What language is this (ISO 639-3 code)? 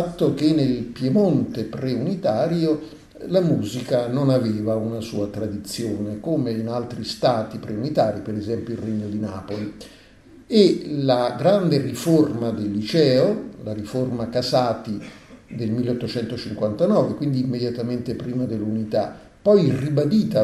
ita